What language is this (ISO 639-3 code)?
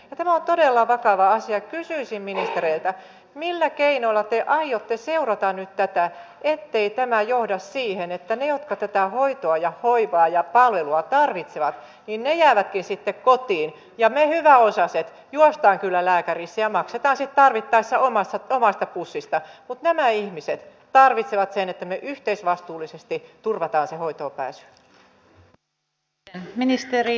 fin